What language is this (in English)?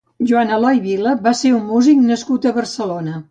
Catalan